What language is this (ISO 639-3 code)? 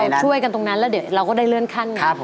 tha